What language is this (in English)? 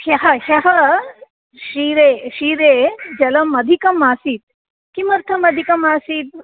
Sanskrit